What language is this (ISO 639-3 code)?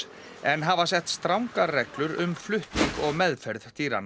isl